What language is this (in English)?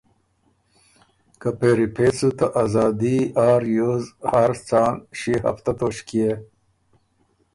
Ormuri